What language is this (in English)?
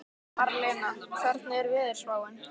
Icelandic